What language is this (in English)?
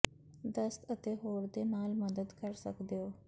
Punjabi